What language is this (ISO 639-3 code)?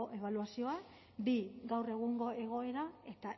eus